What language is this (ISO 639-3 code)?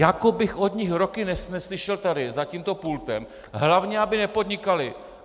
ces